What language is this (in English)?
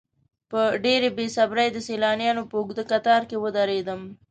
Pashto